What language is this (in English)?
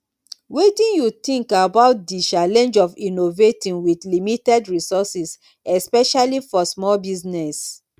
Nigerian Pidgin